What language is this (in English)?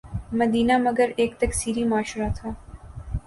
Urdu